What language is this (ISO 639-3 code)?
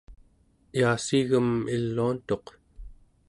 esu